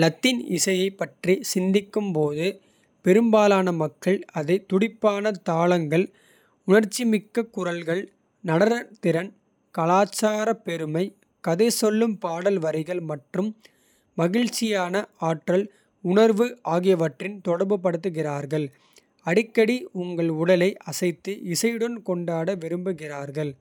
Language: Kota (India)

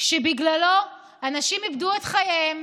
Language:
Hebrew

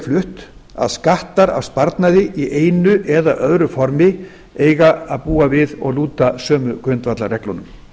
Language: Icelandic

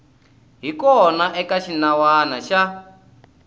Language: Tsonga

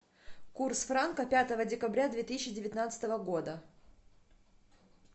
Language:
Russian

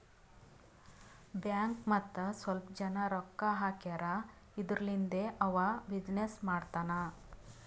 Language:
Kannada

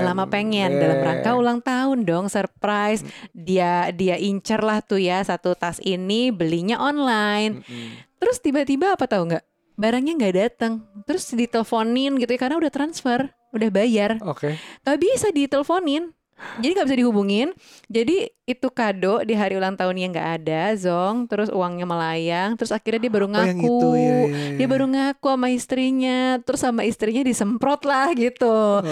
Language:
Indonesian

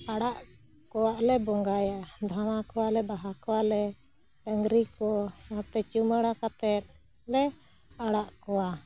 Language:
Santali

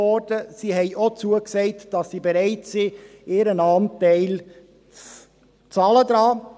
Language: Swiss German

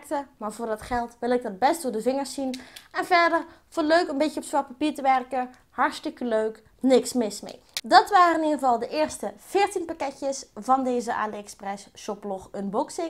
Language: Dutch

